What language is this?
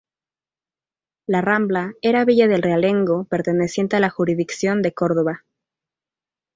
Spanish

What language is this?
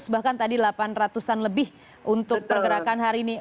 Indonesian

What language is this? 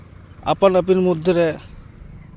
Santali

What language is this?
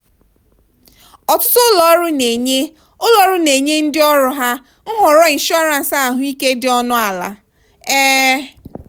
Igbo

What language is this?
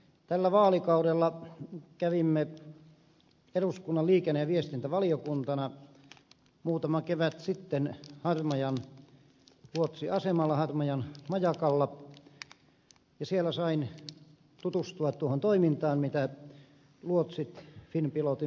Finnish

